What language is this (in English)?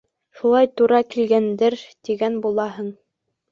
Bashkir